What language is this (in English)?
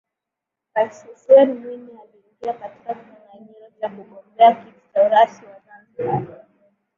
Swahili